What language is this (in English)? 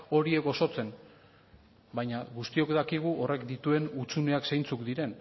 Basque